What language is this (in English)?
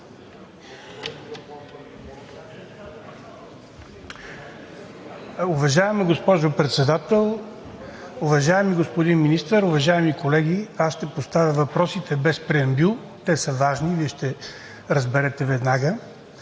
Bulgarian